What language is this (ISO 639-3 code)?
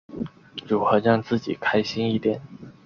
zho